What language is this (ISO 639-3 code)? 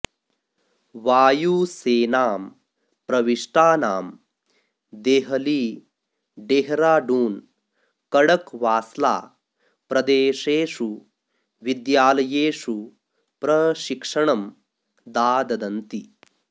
san